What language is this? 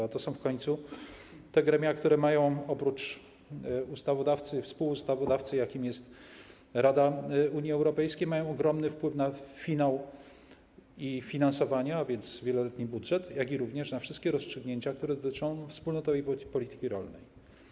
Polish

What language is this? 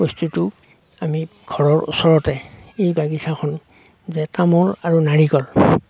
Assamese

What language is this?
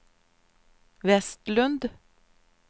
Swedish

